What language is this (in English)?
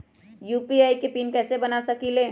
Magahi